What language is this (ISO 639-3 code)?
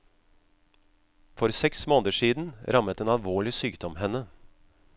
nor